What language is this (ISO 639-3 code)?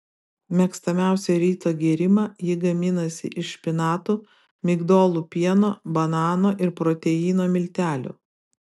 lit